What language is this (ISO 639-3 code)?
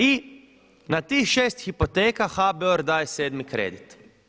hrv